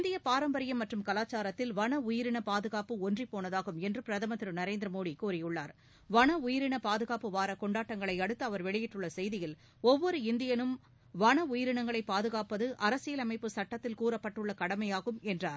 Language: Tamil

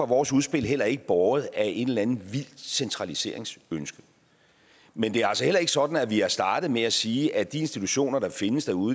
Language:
Danish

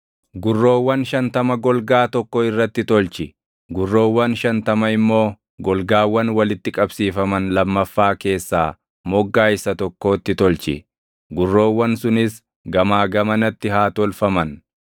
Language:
Oromo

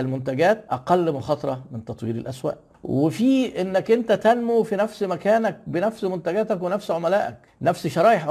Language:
Arabic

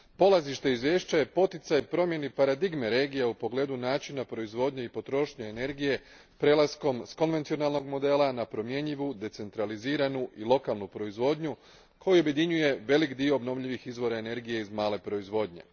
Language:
Croatian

